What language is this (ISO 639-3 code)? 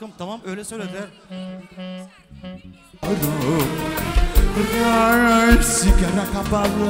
tur